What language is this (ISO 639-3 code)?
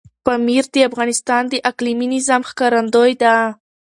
pus